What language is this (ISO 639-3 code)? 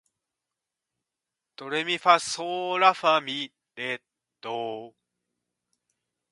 jpn